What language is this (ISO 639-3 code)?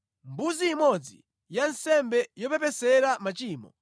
nya